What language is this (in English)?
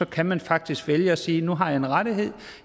Danish